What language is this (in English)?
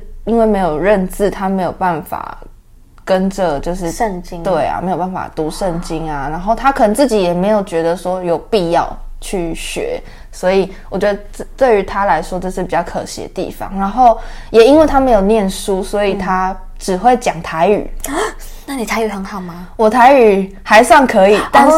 Chinese